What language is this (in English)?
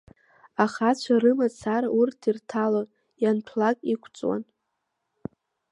Abkhazian